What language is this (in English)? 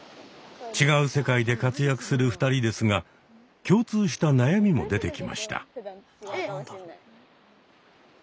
Japanese